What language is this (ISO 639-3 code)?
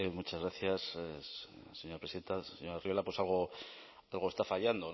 spa